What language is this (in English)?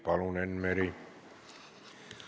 Estonian